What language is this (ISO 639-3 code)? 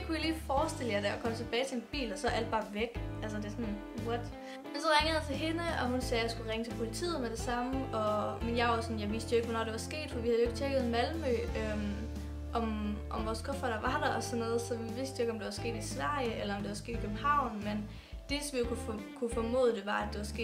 dan